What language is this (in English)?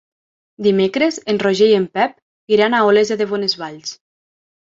Catalan